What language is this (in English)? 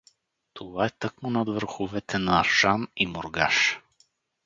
Bulgarian